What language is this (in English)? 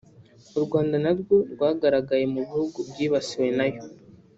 Kinyarwanda